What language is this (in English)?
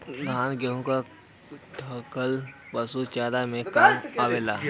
Bhojpuri